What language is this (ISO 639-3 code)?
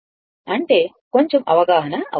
tel